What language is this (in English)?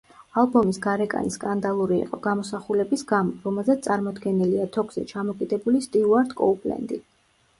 Georgian